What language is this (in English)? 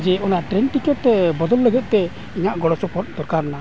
Santali